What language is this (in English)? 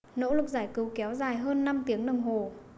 Vietnamese